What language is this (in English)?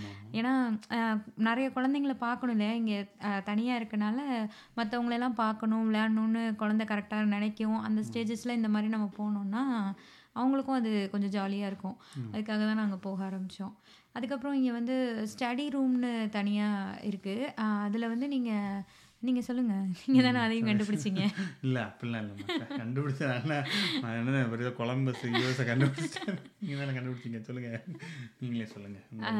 Tamil